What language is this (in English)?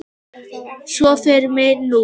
Icelandic